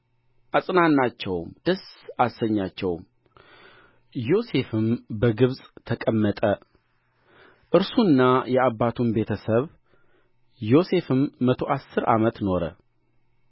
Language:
Amharic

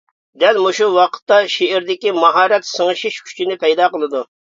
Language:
Uyghur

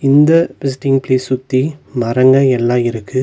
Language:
Tamil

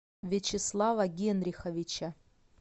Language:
Russian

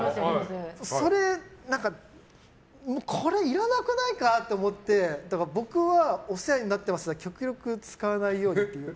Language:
Japanese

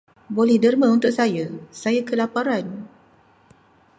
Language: Malay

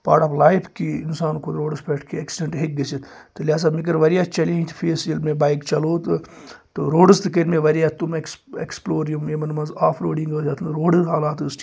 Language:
Kashmiri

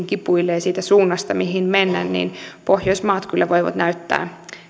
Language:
Finnish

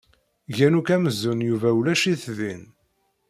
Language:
Kabyle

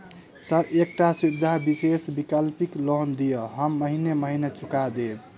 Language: Maithili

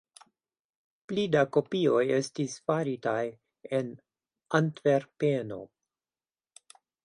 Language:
Esperanto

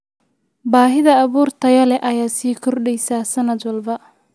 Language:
Somali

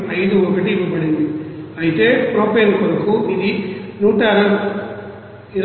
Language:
Telugu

